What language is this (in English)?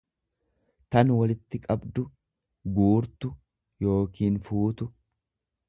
Oromo